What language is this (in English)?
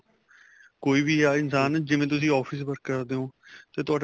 Punjabi